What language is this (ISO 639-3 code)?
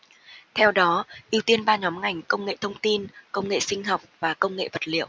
vie